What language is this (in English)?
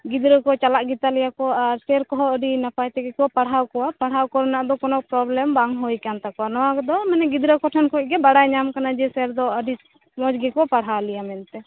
Santali